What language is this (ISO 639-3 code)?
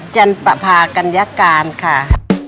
tha